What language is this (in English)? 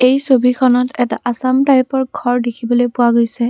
Assamese